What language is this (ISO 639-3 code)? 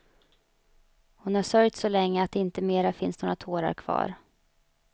swe